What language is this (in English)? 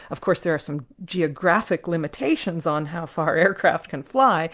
English